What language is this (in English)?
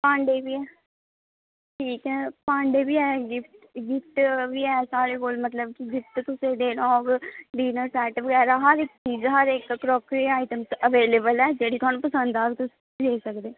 Dogri